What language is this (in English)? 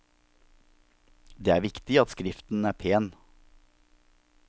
Norwegian